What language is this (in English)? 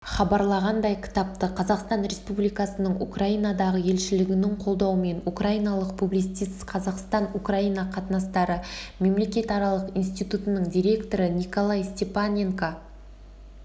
Kazakh